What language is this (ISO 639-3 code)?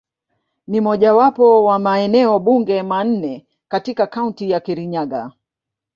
swa